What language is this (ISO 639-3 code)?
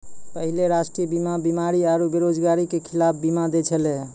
mai